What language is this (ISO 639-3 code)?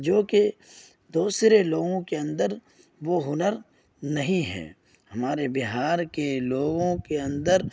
urd